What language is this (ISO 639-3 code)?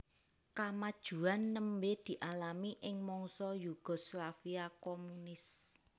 jav